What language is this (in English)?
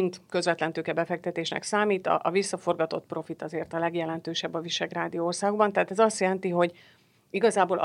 Hungarian